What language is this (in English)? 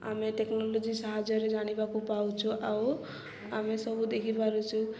Odia